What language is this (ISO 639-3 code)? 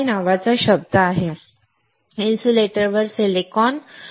mar